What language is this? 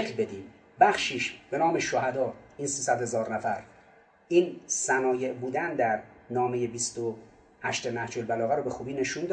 Persian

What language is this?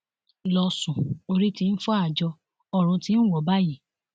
Yoruba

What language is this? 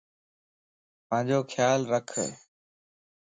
Lasi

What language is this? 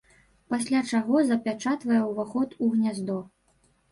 Belarusian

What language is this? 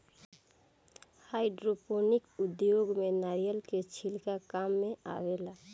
Bhojpuri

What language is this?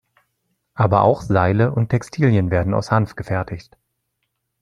German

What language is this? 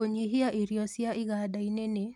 Kikuyu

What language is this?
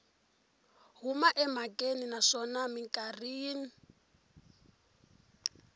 Tsonga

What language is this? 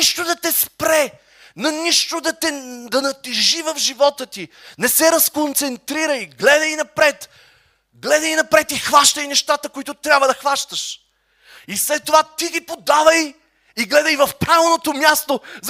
Bulgarian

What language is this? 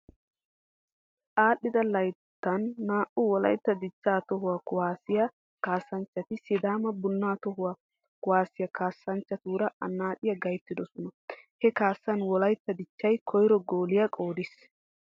Wolaytta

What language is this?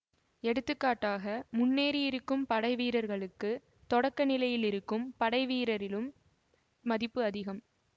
Tamil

